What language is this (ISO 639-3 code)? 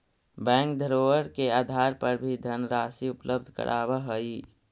mag